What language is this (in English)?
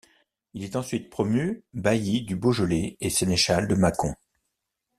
French